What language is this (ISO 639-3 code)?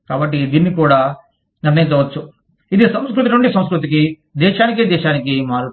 tel